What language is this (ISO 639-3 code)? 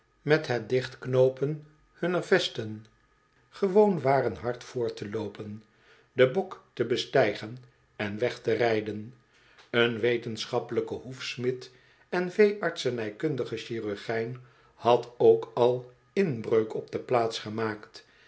nld